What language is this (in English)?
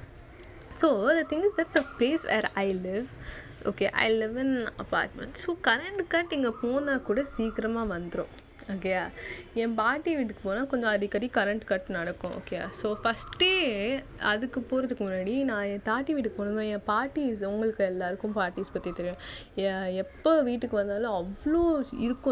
Tamil